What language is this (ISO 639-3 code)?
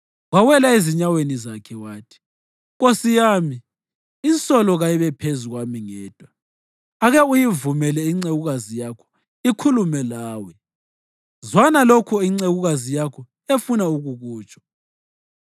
nde